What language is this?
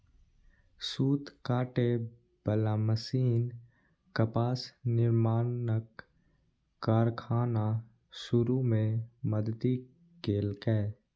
Maithili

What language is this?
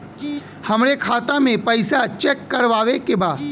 Bhojpuri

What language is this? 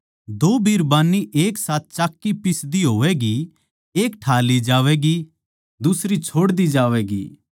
Haryanvi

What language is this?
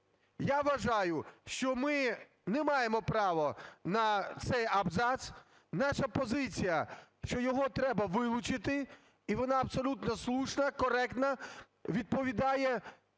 Ukrainian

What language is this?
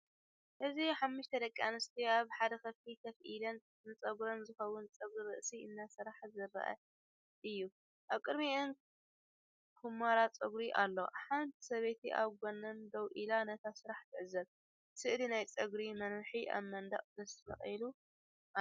Tigrinya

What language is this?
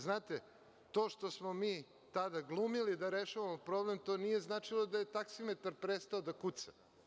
Serbian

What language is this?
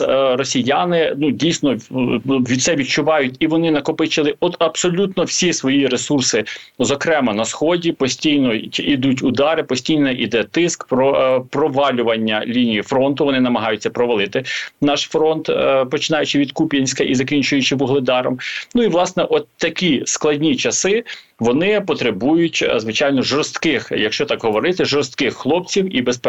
Ukrainian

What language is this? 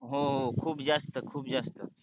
Marathi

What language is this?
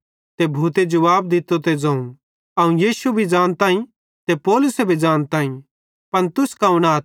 Bhadrawahi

